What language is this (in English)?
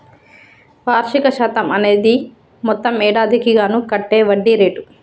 Telugu